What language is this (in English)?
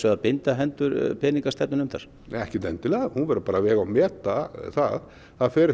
Icelandic